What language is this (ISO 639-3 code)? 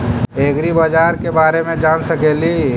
mag